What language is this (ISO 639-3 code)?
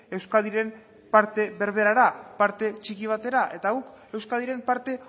eus